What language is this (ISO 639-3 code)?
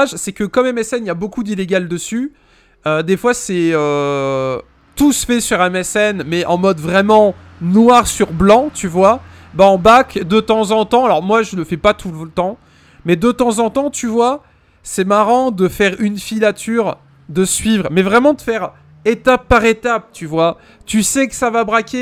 fra